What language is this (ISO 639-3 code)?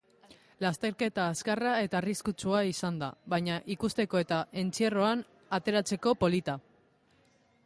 eus